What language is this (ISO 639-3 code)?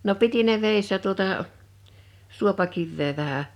fin